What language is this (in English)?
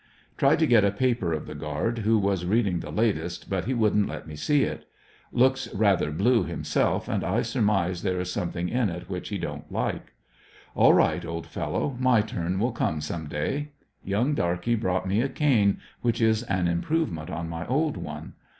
English